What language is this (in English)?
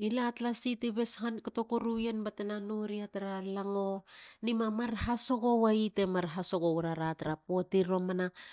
Halia